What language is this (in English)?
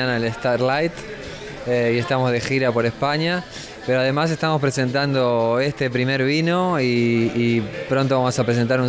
Spanish